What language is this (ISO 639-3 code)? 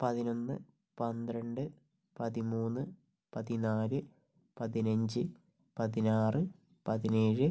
mal